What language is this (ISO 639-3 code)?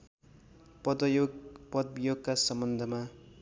nep